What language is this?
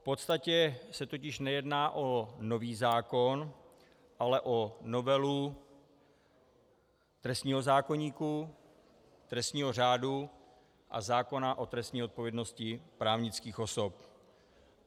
Czech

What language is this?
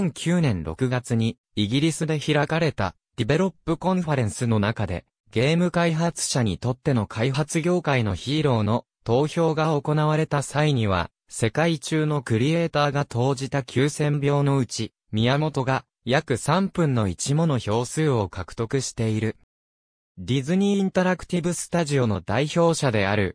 Japanese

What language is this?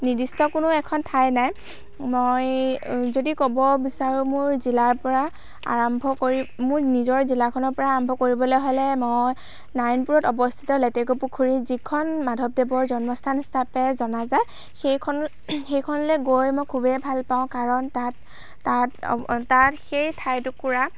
Assamese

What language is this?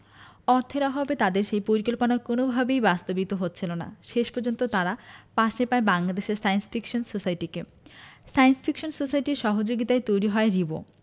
Bangla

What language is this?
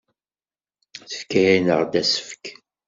Kabyle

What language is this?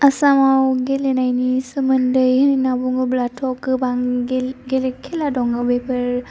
Bodo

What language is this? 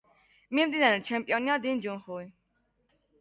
Georgian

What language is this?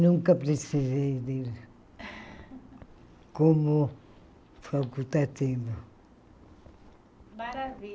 Portuguese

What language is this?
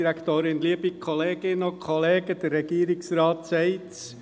Swiss German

